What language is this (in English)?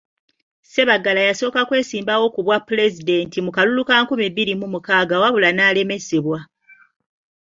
Ganda